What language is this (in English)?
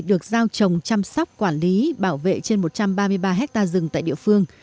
Vietnamese